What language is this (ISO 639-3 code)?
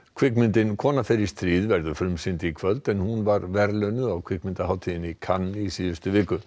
isl